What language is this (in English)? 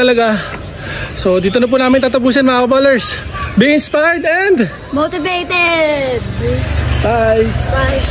Filipino